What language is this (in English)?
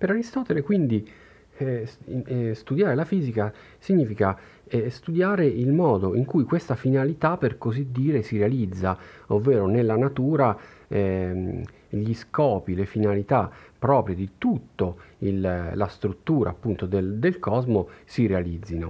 Italian